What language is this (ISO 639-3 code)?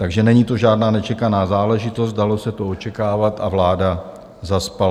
ces